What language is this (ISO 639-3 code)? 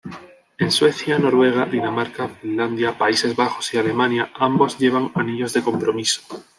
spa